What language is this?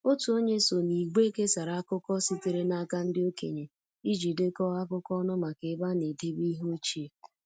Igbo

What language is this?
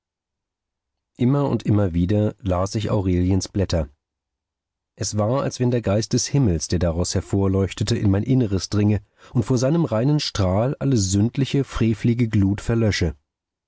German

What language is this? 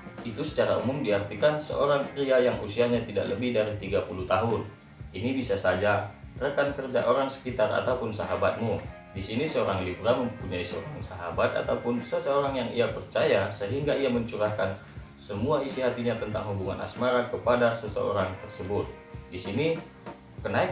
Indonesian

